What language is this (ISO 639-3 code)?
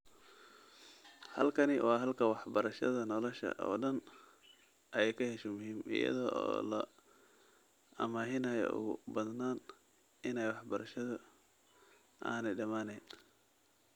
som